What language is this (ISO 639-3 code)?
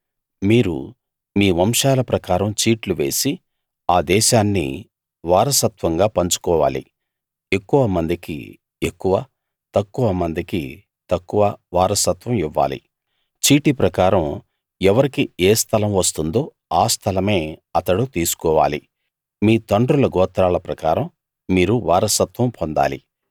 tel